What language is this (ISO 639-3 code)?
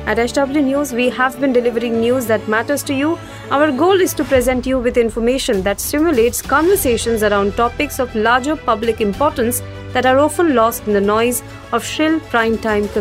hin